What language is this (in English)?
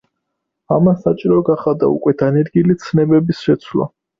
Georgian